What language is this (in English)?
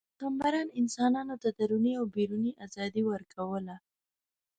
Pashto